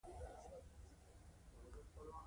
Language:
Pashto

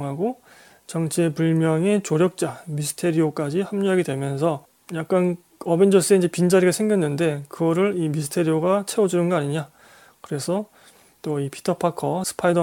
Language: Korean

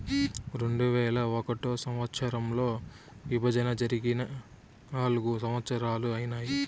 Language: Telugu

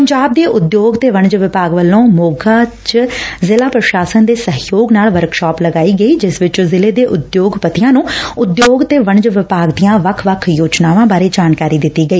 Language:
Punjabi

